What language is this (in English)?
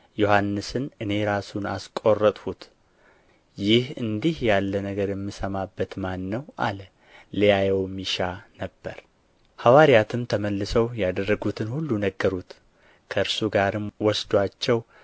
Amharic